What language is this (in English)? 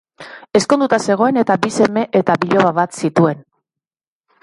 Basque